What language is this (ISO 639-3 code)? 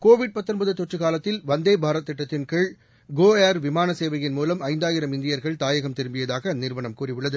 tam